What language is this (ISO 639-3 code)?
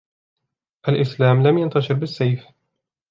ara